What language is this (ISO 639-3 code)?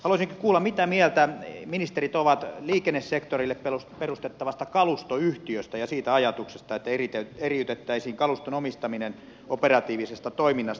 fin